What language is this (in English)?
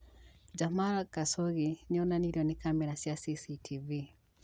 Kikuyu